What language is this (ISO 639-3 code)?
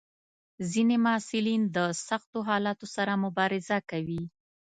pus